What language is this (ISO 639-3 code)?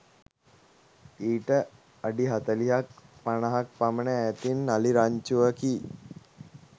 sin